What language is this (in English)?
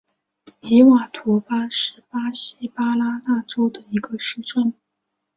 Chinese